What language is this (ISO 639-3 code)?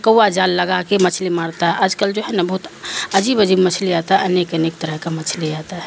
urd